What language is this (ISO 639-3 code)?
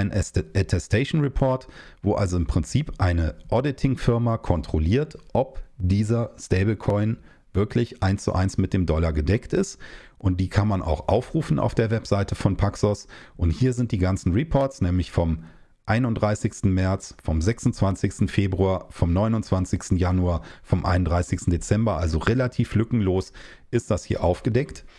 deu